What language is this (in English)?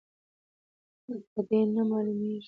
Pashto